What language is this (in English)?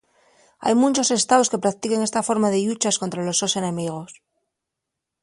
Asturian